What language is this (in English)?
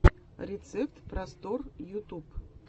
Russian